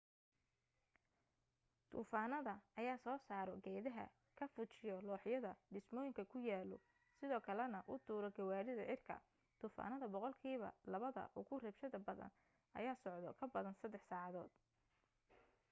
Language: Somali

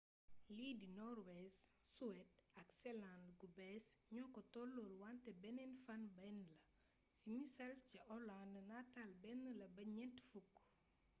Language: Wolof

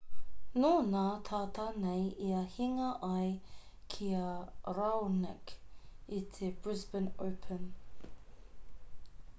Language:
Māori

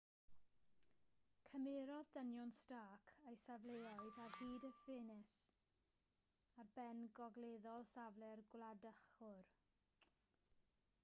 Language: Welsh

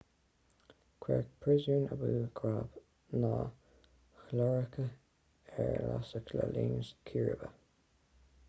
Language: Irish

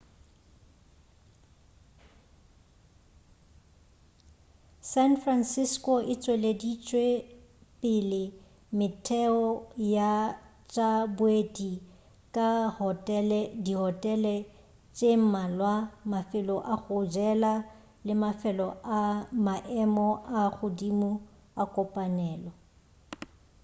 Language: Northern Sotho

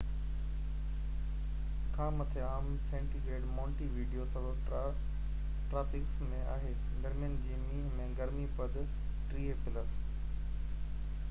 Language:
Sindhi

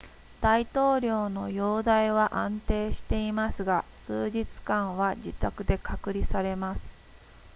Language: Japanese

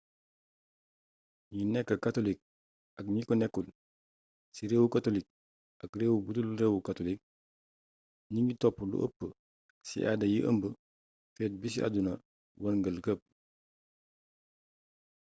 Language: Wolof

